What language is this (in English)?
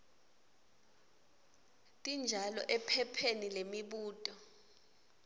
Swati